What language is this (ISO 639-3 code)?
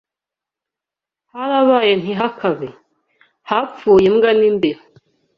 kin